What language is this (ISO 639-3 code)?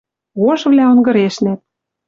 mrj